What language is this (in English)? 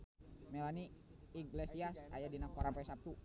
Sundanese